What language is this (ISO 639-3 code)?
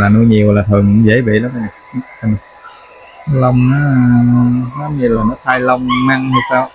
vie